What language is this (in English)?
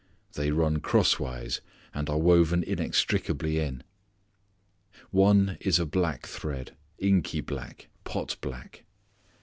English